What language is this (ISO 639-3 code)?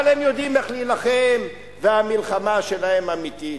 heb